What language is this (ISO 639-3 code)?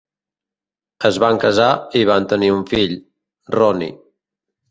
cat